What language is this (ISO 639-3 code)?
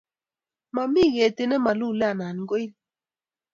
kln